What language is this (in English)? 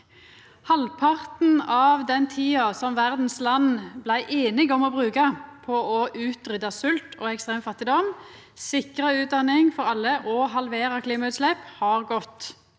Norwegian